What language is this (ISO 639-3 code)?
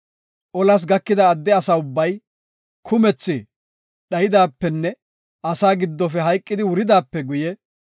gof